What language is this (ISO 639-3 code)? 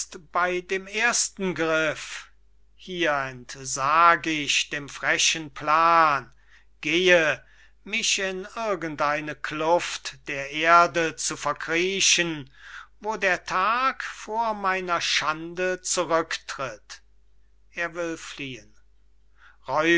deu